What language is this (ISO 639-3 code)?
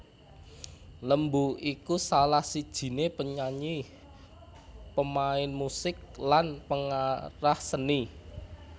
jav